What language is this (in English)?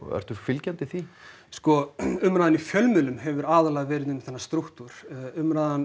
Icelandic